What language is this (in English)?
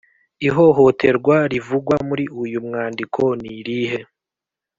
Kinyarwanda